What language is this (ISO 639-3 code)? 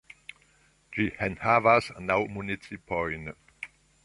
epo